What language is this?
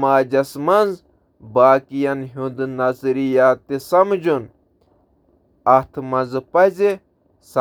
Kashmiri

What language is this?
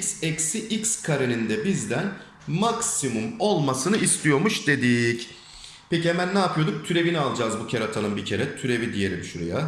Turkish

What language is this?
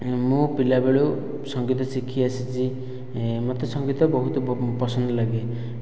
Odia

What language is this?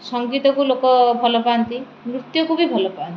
Odia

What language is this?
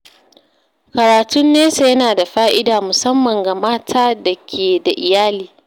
Hausa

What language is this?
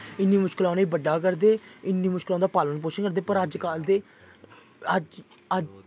Dogri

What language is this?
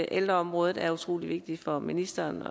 Danish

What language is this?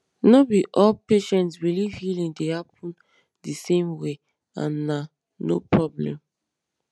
Nigerian Pidgin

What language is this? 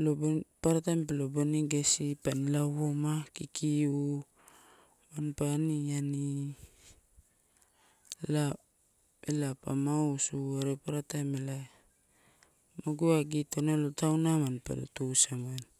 Torau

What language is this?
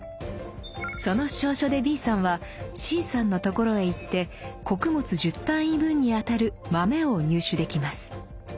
Japanese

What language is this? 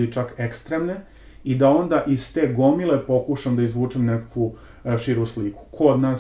Croatian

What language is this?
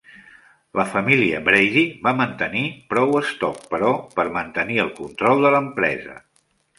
Catalan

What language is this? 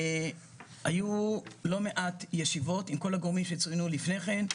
Hebrew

